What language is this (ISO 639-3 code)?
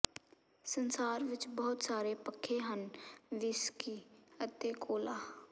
pan